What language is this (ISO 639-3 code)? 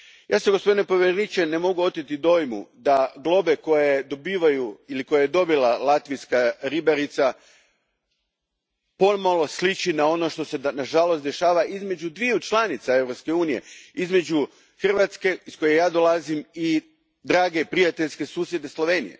hrv